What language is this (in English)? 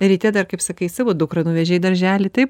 Lithuanian